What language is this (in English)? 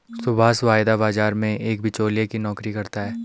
Hindi